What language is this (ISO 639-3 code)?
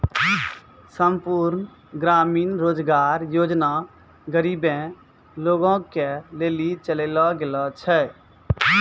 mai